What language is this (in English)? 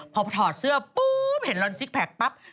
Thai